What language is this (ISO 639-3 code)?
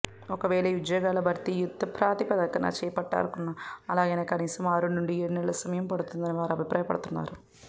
tel